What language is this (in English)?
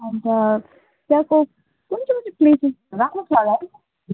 Nepali